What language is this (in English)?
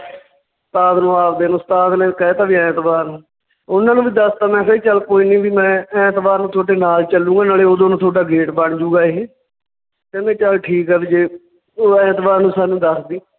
Punjabi